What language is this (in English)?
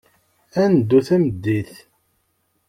Kabyle